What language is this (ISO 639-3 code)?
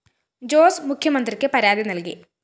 mal